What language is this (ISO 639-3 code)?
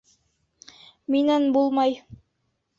bak